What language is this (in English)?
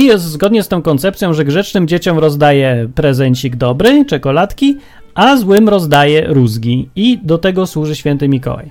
Polish